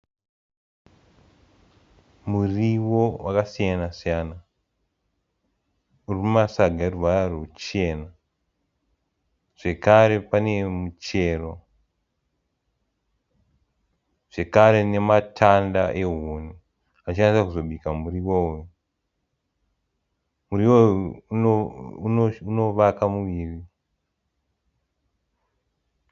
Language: Shona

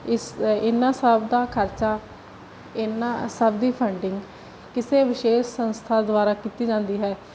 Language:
Punjabi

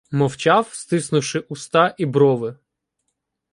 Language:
Ukrainian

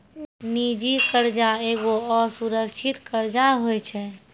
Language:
Maithili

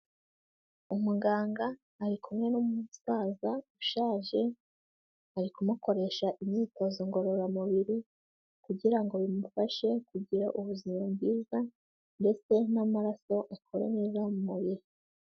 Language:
Kinyarwanda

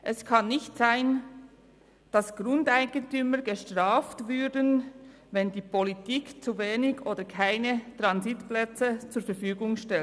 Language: Swiss German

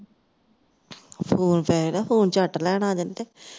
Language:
Punjabi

